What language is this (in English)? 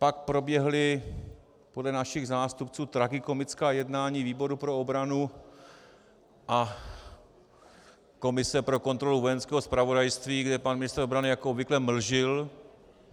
Czech